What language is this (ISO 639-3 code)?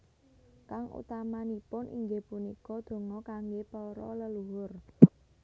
jav